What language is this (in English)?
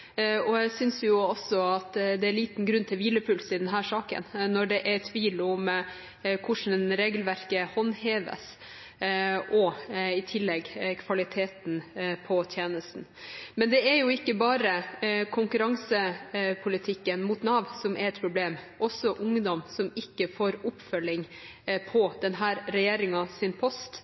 Norwegian Bokmål